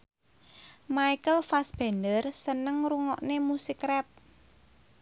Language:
Javanese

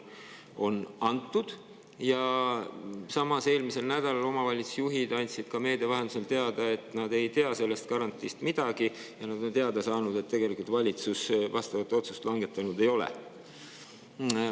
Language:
Estonian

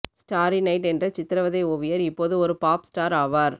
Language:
Tamil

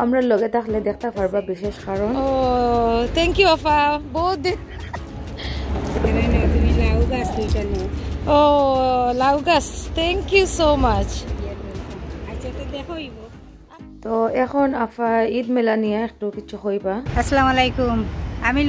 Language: Bangla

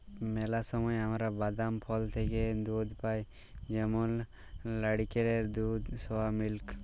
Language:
Bangla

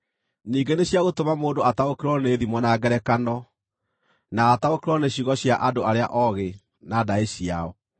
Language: Kikuyu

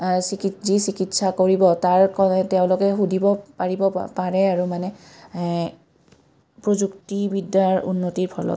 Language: Assamese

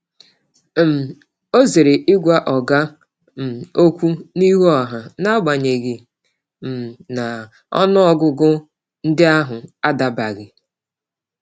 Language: Igbo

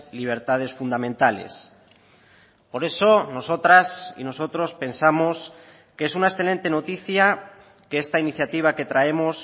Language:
Spanish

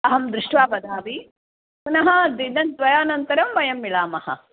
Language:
Sanskrit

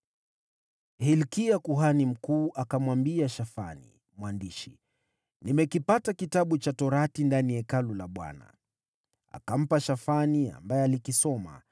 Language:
Swahili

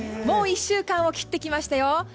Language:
Japanese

